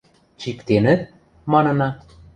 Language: Western Mari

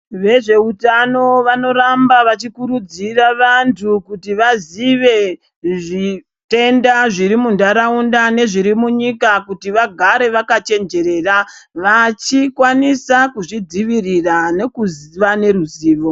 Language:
Ndau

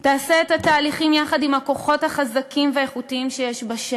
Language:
Hebrew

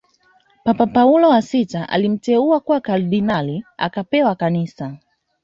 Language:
Swahili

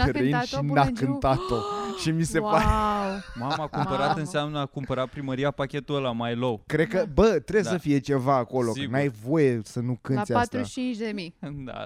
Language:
Romanian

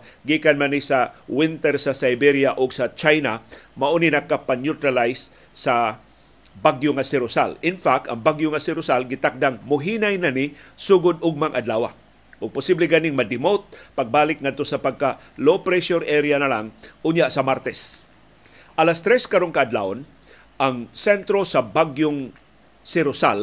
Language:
Filipino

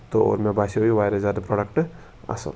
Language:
Kashmiri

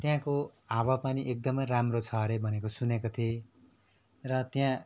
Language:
Nepali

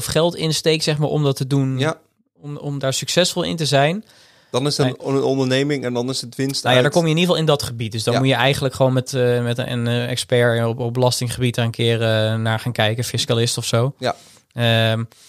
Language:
Dutch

